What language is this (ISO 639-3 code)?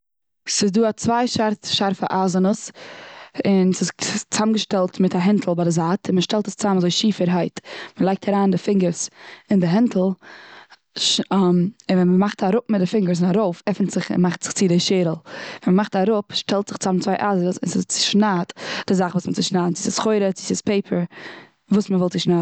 yid